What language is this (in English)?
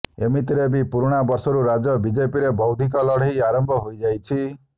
Odia